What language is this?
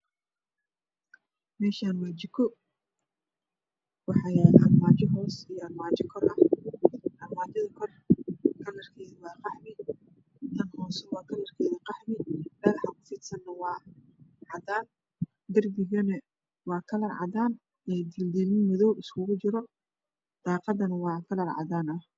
Somali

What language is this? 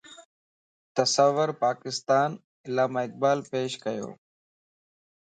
Lasi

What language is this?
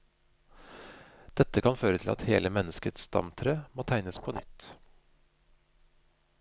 Norwegian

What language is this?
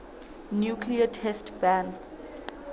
Southern Sotho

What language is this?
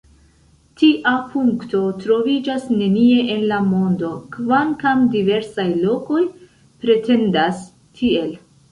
Esperanto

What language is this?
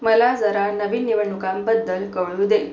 Marathi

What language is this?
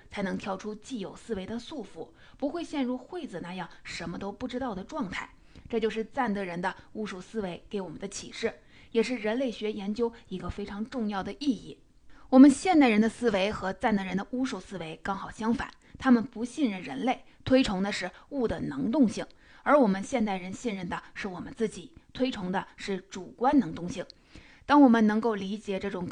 Chinese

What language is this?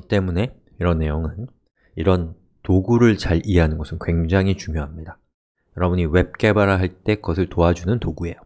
Korean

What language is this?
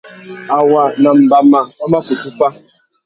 Tuki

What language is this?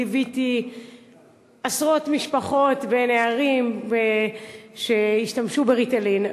Hebrew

